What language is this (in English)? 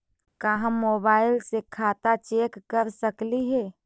Magahi